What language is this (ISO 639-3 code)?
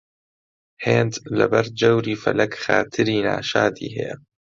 ckb